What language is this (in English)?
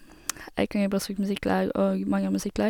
Norwegian